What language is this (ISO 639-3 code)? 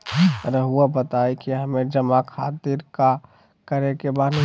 mag